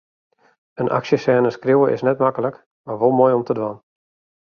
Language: Western Frisian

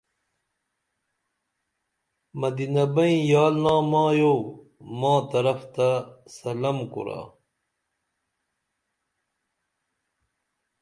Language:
Dameli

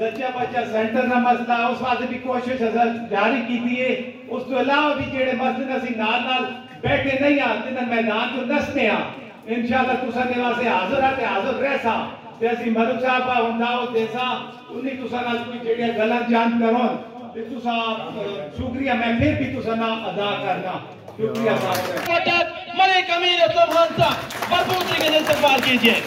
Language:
Hindi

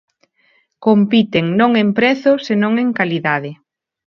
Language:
Galician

